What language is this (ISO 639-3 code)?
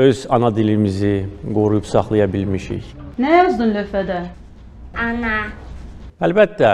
tur